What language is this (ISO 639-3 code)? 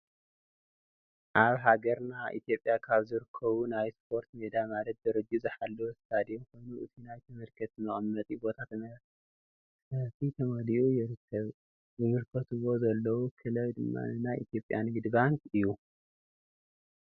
tir